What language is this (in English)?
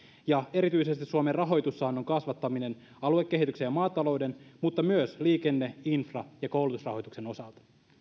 Finnish